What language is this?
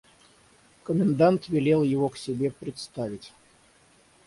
Russian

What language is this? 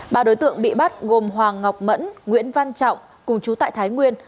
Vietnamese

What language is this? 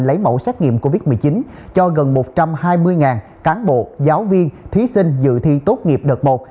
Vietnamese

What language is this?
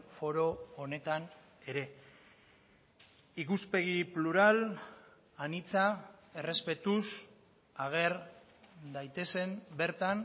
Basque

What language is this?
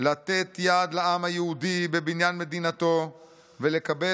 Hebrew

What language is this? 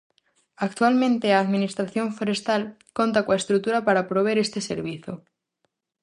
Galician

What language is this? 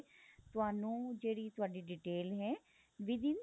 Punjabi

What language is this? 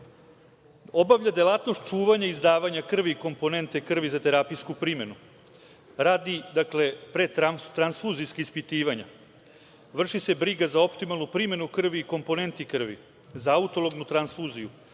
Serbian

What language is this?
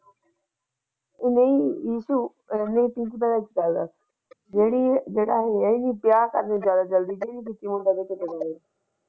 Punjabi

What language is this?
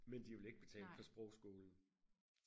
Danish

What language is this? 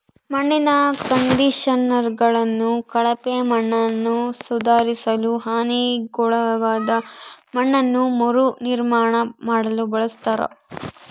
Kannada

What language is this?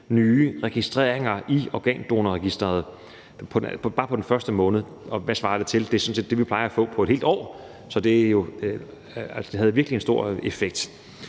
Danish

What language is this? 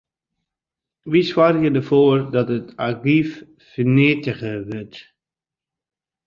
Western Frisian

